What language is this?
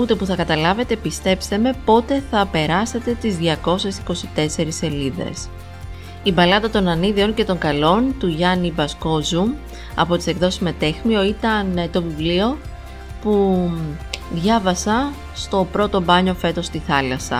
Greek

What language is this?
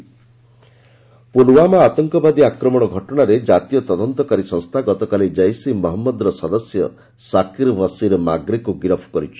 Odia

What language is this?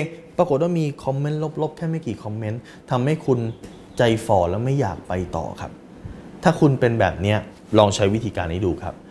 Thai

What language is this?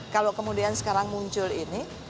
Indonesian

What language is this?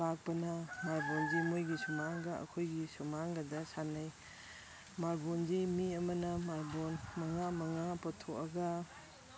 Manipuri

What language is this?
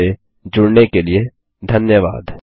Hindi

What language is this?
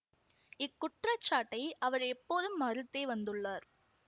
Tamil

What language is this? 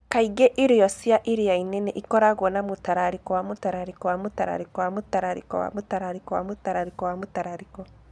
Kikuyu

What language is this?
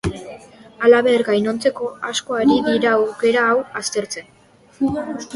Basque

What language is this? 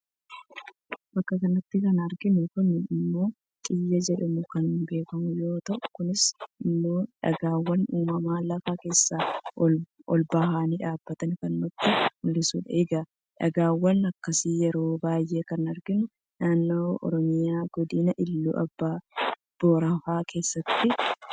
Oromo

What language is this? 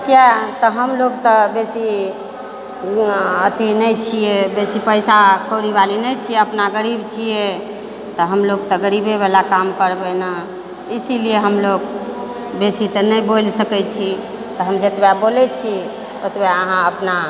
Maithili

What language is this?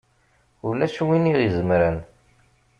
Kabyle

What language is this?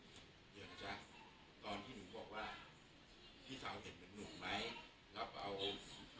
Thai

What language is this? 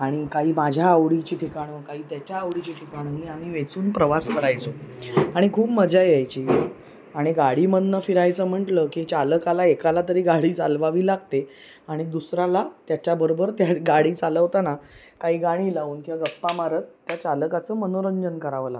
Marathi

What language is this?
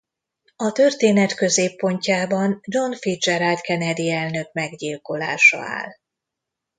Hungarian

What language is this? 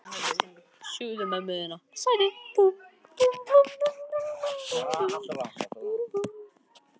Icelandic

